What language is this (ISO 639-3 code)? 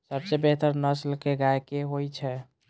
mai